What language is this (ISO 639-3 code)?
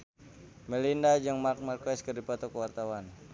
sun